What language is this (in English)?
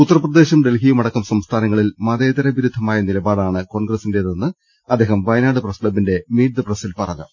Malayalam